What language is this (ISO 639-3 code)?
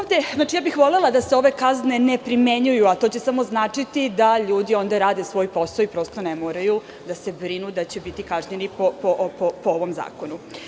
srp